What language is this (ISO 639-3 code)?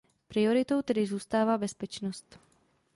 ces